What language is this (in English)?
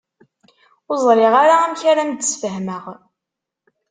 Kabyle